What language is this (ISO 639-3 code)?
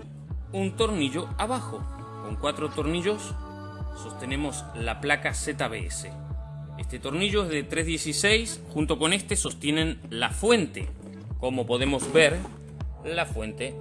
spa